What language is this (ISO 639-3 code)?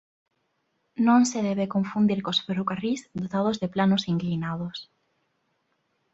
glg